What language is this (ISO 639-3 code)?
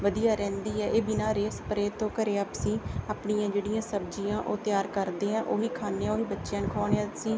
pan